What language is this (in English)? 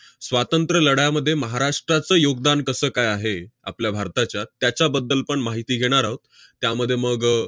Marathi